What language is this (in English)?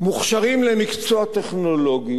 Hebrew